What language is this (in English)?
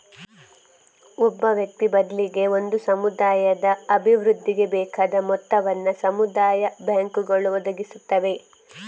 Kannada